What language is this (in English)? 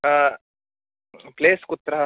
Sanskrit